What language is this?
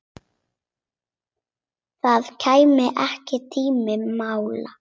Icelandic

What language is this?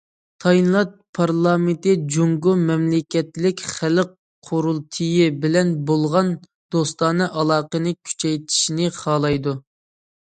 Uyghur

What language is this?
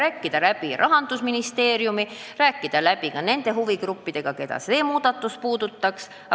Estonian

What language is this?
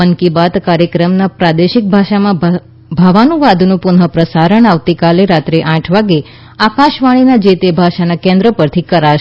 Gujarati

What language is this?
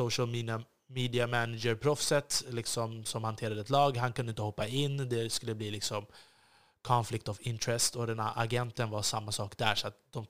Swedish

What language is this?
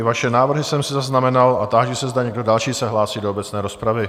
Czech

